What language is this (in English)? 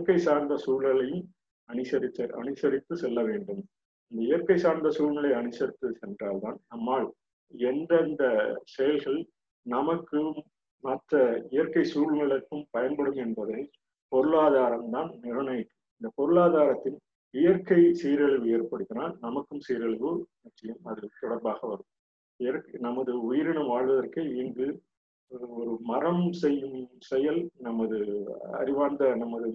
Tamil